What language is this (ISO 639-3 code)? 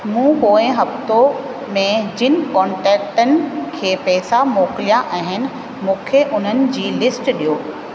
snd